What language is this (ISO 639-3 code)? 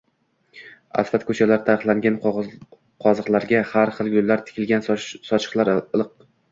uzb